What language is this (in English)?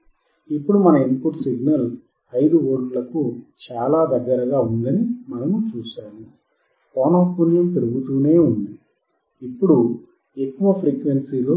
Telugu